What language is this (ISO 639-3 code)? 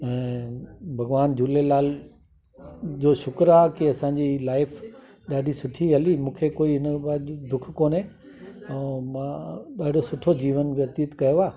snd